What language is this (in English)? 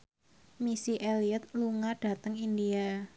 Javanese